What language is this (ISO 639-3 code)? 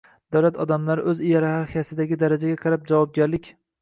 uzb